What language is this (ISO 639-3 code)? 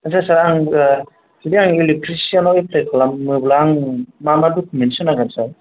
brx